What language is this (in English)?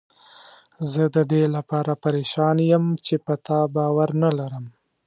Pashto